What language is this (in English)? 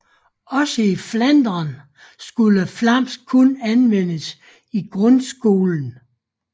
Danish